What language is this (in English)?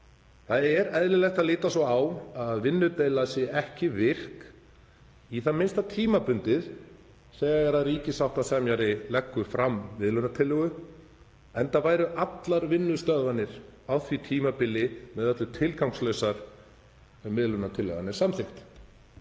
Icelandic